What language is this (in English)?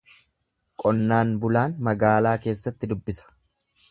Oromo